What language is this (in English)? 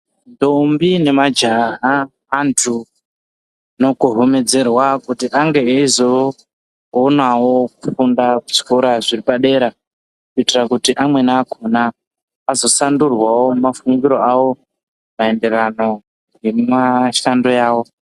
Ndau